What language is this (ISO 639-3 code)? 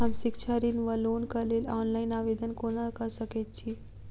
mai